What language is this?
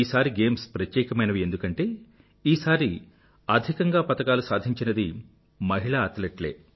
Telugu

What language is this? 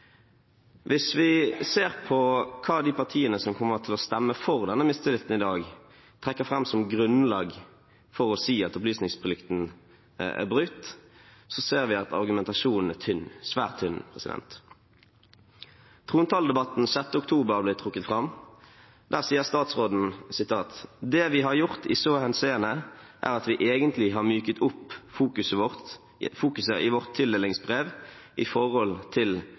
Norwegian Bokmål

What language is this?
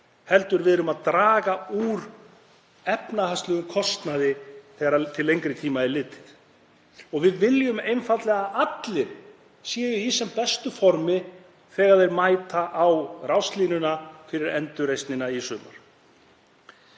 Icelandic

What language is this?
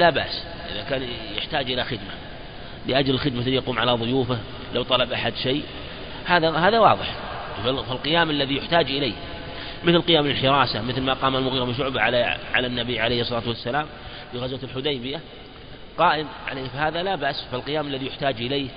Arabic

